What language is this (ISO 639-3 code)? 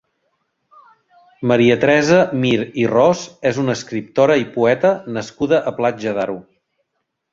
cat